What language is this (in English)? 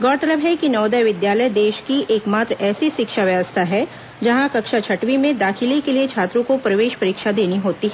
Hindi